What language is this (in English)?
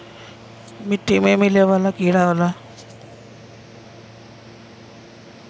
Bhojpuri